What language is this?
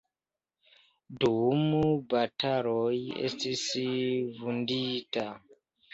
Esperanto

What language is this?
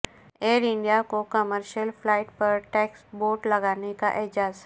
Urdu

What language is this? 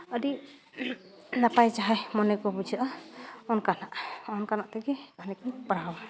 Santali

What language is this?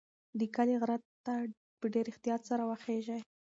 Pashto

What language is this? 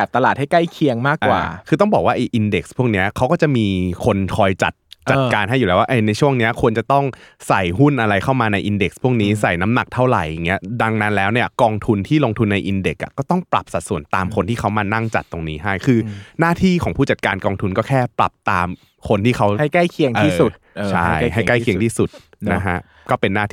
Thai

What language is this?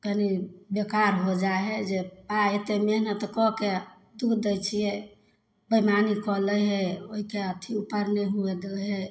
Maithili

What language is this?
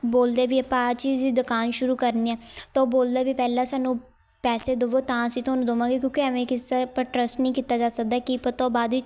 Punjabi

